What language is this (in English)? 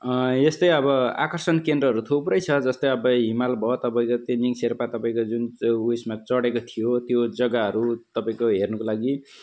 Nepali